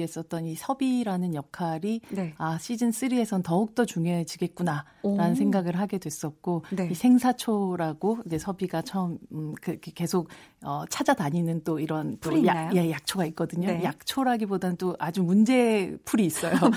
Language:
Korean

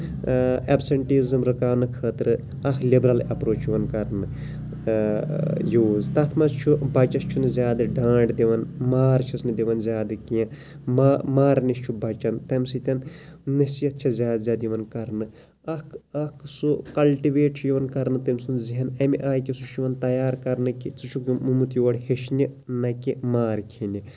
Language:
Kashmiri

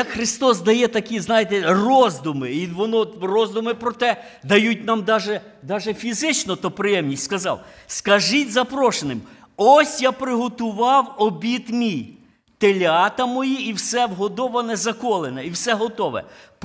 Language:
Ukrainian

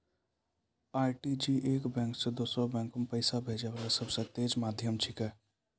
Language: Maithili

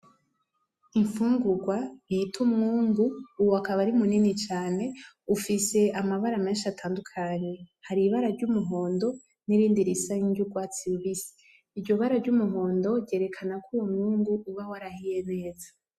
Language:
Rundi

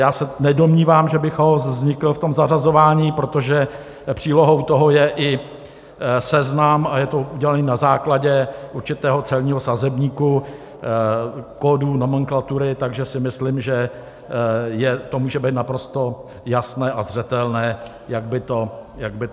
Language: Czech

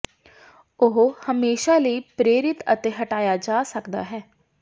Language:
Punjabi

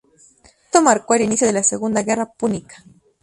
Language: Spanish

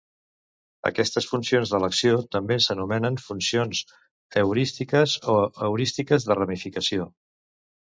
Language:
Catalan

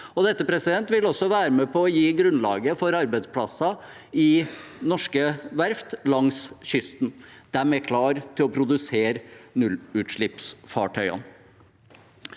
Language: Norwegian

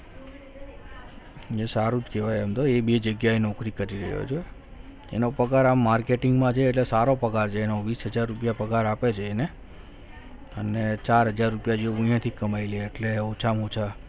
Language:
Gujarati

